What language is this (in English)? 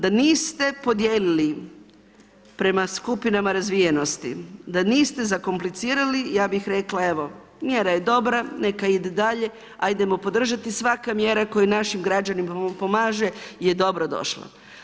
Croatian